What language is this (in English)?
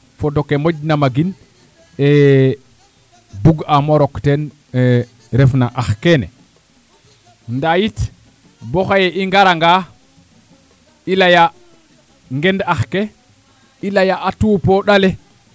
Serer